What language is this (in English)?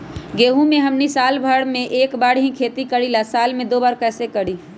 Magahi